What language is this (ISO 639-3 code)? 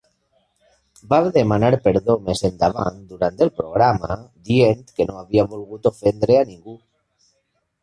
cat